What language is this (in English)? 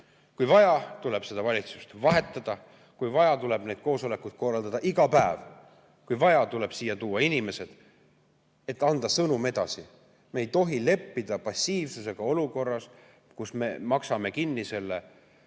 Estonian